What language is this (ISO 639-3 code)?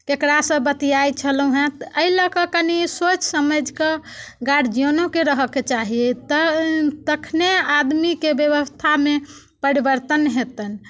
mai